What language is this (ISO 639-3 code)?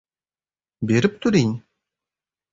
uzb